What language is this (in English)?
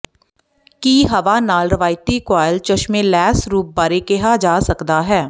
Punjabi